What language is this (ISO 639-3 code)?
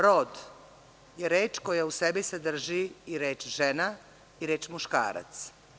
srp